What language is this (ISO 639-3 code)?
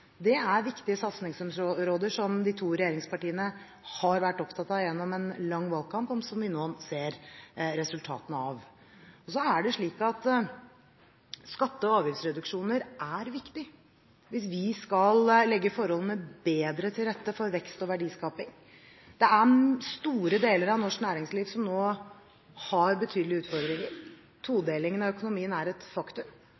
nob